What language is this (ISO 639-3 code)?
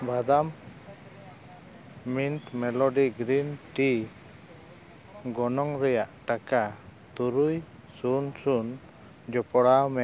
sat